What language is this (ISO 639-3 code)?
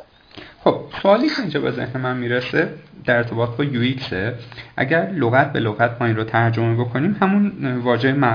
fas